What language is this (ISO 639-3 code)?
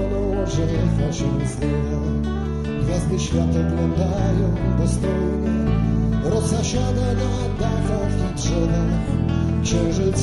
ron